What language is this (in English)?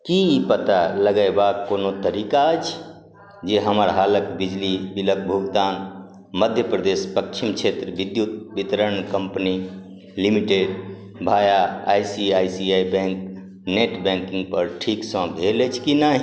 Maithili